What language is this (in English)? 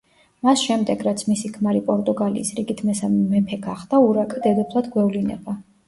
Georgian